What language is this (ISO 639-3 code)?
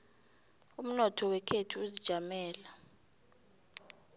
nbl